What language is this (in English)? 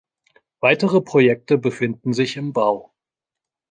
German